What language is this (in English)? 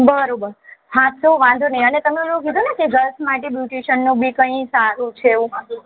Gujarati